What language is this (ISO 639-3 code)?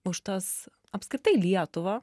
lit